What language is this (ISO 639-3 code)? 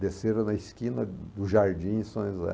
por